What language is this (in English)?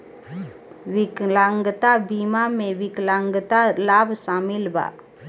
Bhojpuri